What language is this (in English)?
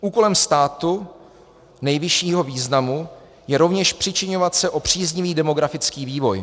Czech